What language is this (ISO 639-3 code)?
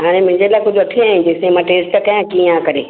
snd